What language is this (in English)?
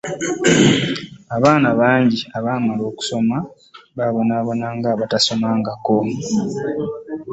Ganda